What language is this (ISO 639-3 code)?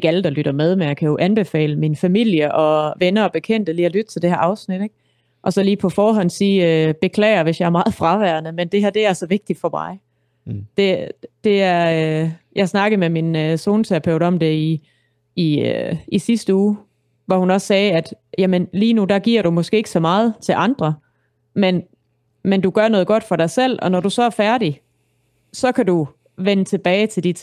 dan